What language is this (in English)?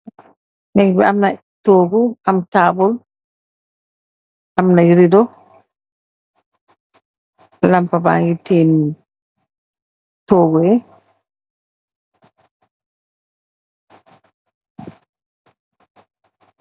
Wolof